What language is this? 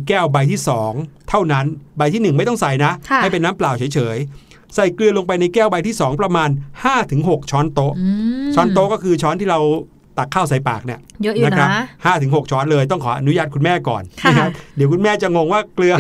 Thai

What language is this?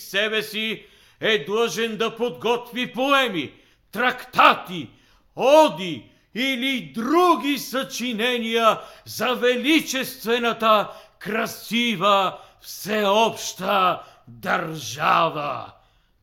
Bulgarian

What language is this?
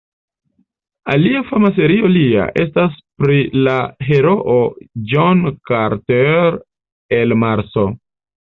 Esperanto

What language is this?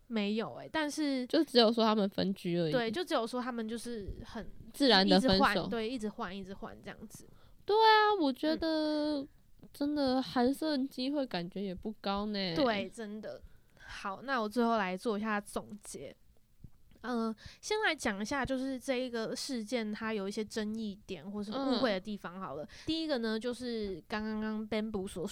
Chinese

